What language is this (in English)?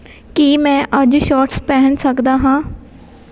Punjabi